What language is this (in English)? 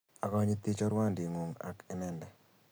Kalenjin